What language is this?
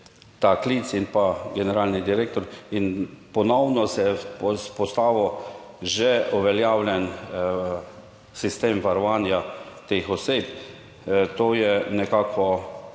Slovenian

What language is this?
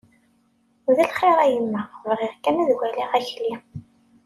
Kabyle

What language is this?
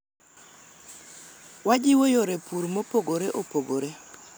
Luo (Kenya and Tanzania)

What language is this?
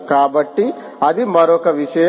Telugu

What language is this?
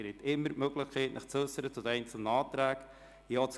Swiss German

